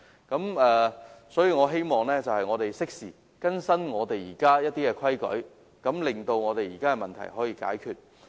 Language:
Cantonese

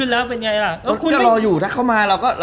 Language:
Thai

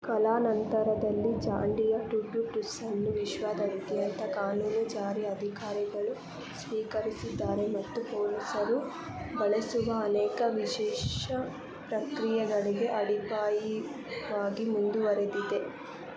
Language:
Kannada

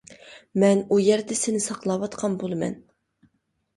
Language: Uyghur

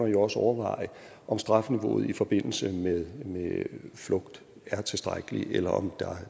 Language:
Danish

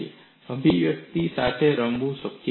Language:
Gujarati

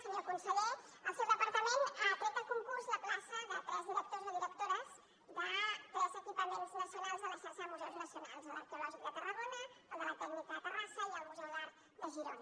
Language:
Catalan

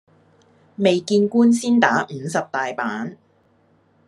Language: Cantonese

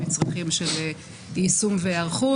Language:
Hebrew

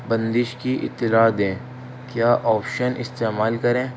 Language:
Urdu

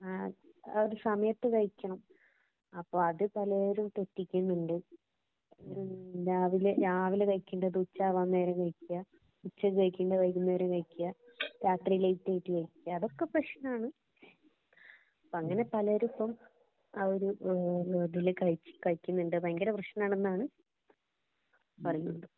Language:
Malayalam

